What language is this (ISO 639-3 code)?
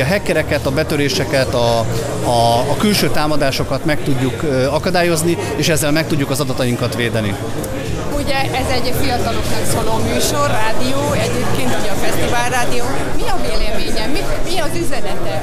hun